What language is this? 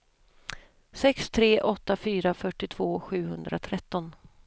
Swedish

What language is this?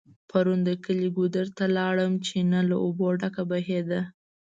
Pashto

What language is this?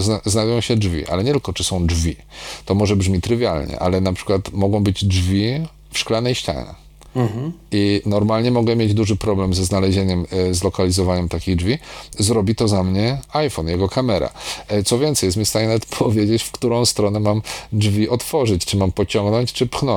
Polish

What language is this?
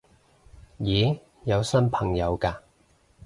Cantonese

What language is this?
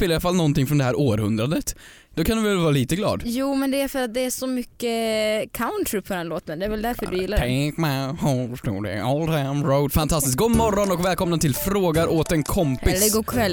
Swedish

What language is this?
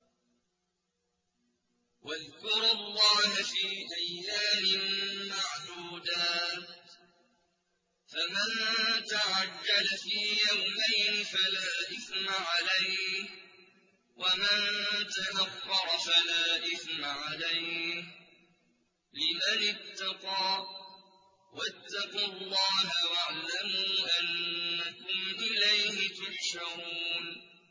Arabic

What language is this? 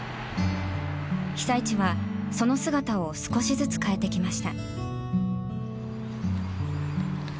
Japanese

